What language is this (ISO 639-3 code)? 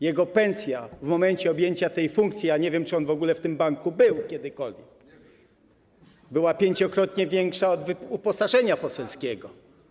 pol